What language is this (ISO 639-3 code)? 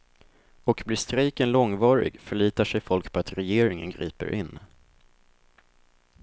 swe